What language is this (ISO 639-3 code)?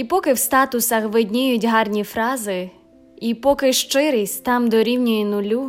ukr